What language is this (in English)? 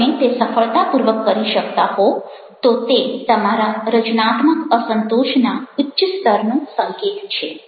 Gujarati